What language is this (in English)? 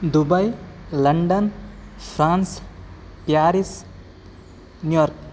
Kannada